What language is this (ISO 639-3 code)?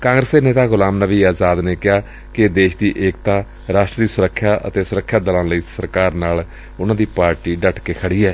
pan